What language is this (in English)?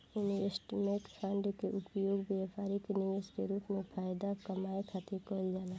Bhojpuri